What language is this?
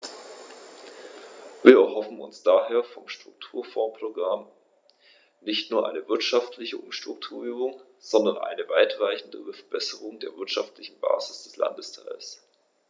German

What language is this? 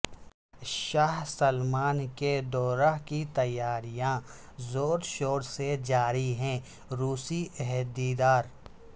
Urdu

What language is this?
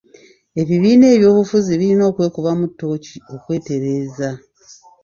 Ganda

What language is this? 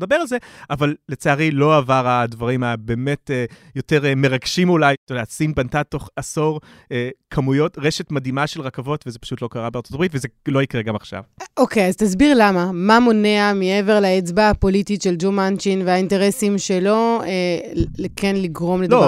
Hebrew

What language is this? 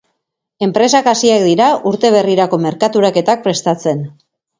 Basque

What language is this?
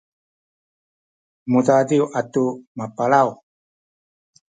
Sakizaya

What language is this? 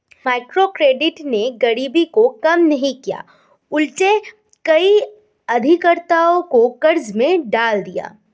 Hindi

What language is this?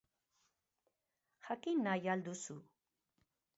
Basque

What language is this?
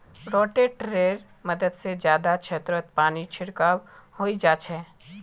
Magahi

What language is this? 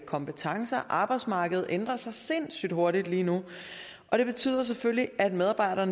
Danish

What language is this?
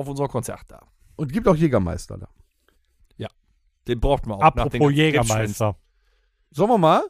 German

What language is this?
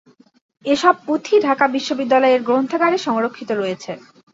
Bangla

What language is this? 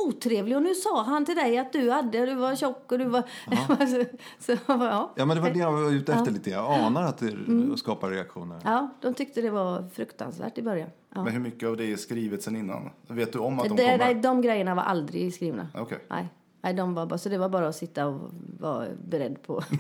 Swedish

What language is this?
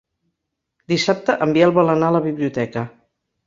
Catalan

